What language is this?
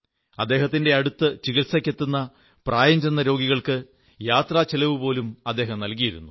Malayalam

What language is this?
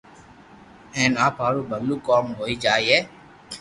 Loarki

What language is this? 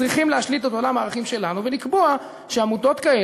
Hebrew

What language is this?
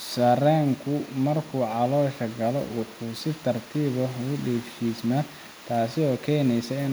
Somali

